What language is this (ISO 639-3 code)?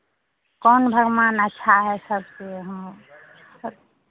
hin